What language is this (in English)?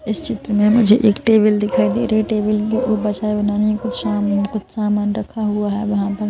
Hindi